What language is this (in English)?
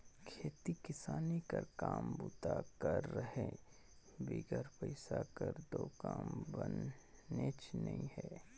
Chhattisgarhi